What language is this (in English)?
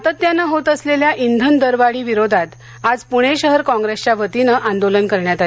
Marathi